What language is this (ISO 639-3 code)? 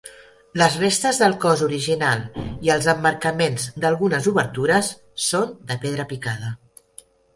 cat